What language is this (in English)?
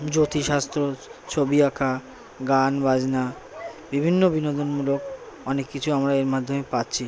Bangla